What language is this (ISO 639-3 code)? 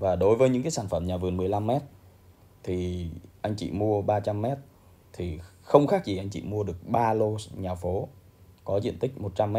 vie